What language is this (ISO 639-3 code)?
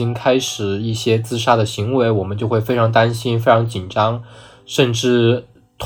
zho